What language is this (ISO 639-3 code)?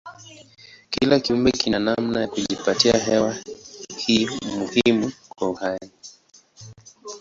swa